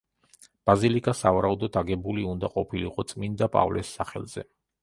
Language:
Georgian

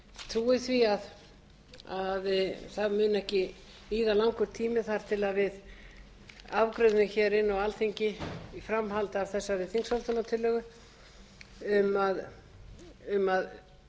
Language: Icelandic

